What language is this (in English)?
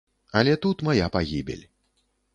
Belarusian